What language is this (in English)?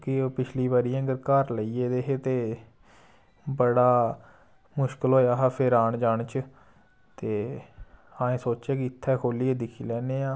Dogri